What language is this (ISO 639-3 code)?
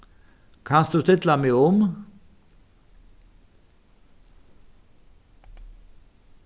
fao